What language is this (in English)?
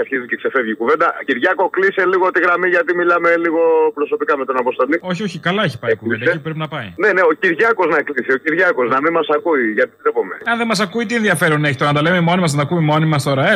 Greek